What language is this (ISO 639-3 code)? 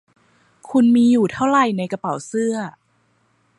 tha